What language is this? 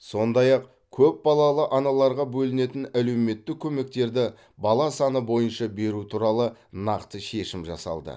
Kazakh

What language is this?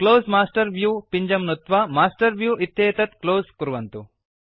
Sanskrit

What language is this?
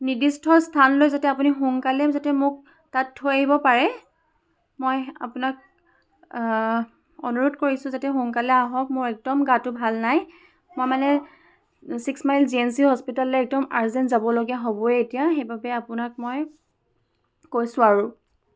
Assamese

